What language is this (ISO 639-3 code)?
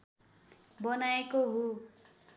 nep